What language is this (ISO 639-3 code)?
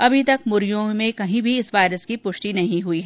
hin